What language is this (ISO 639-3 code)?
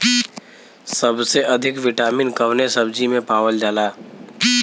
bho